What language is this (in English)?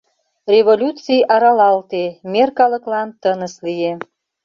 Mari